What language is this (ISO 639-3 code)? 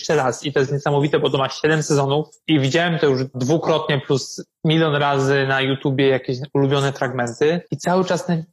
pol